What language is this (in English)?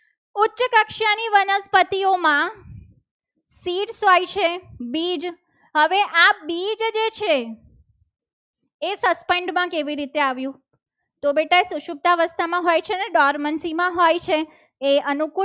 Gujarati